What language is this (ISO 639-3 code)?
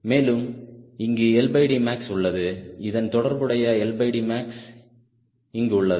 tam